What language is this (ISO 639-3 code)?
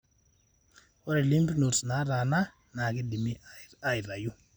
mas